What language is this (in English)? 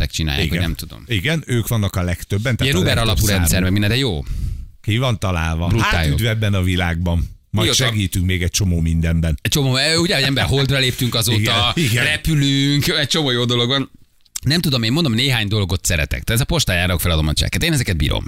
Hungarian